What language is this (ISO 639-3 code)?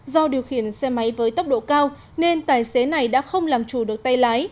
vie